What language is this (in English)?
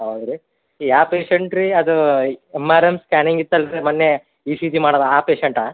Kannada